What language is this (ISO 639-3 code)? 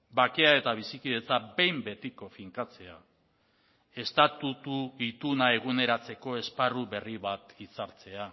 eus